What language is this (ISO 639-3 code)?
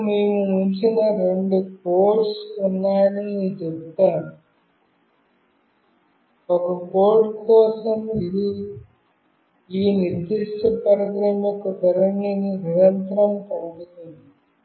tel